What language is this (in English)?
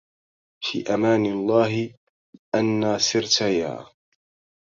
Arabic